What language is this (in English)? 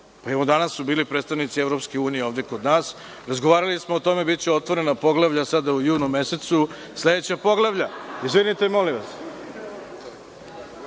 Serbian